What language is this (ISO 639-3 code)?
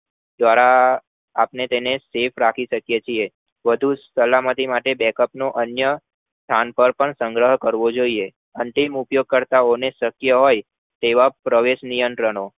guj